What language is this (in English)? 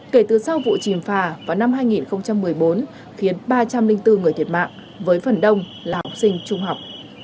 Vietnamese